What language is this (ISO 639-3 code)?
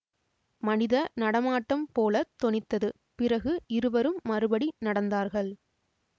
tam